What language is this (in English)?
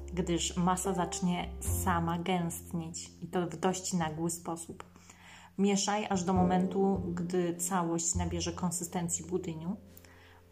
Polish